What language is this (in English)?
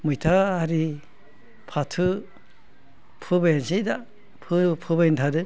Bodo